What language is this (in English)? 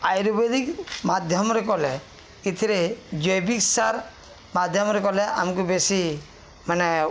Odia